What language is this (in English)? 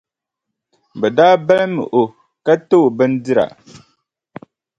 Dagbani